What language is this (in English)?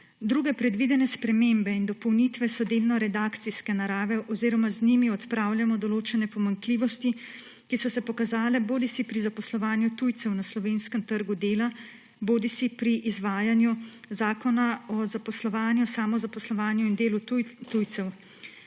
Slovenian